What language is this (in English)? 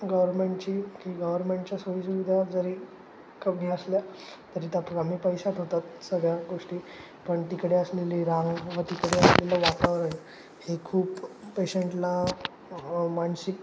Marathi